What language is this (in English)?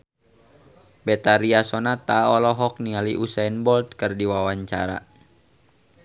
Sundanese